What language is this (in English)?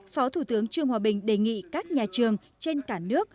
Vietnamese